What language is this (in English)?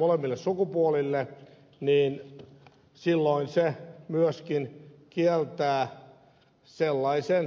Finnish